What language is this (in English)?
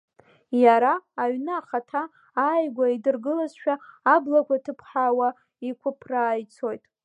Abkhazian